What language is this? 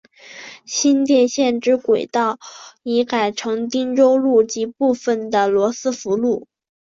Chinese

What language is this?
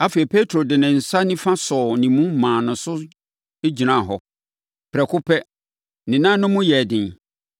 Akan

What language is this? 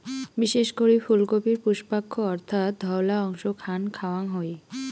Bangla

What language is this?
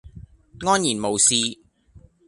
Cantonese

